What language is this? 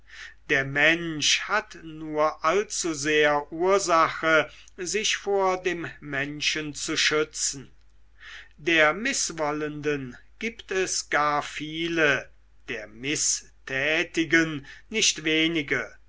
German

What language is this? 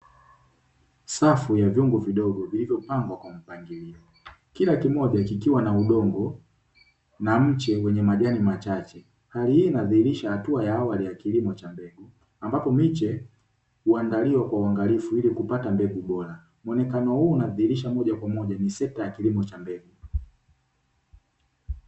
Swahili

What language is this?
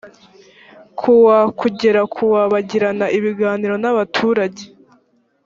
Kinyarwanda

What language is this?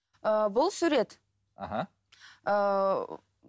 Kazakh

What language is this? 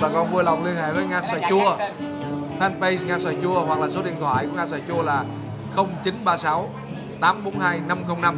Vietnamese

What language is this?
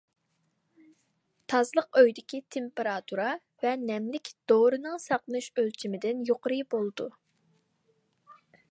Uyghur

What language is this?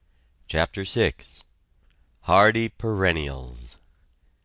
English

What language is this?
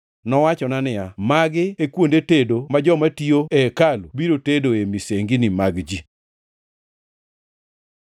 Luo (Kenya and Tanzania)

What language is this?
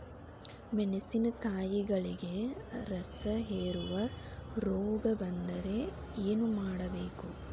Kannada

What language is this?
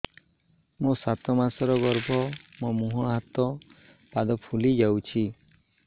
Odia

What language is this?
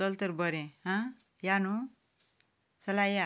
Konkani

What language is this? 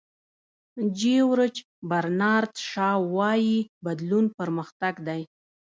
Pashto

